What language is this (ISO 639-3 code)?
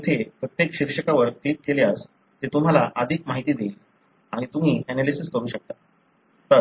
mar